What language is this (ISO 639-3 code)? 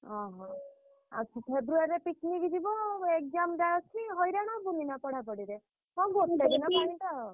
ori